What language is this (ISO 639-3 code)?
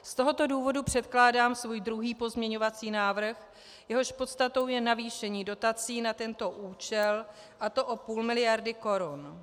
ces